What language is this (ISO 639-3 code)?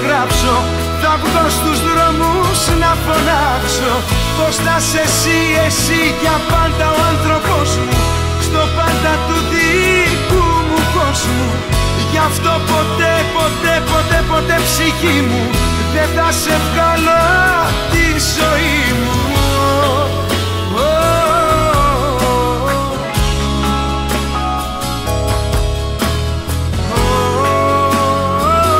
ell